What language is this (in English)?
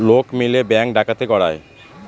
Bangla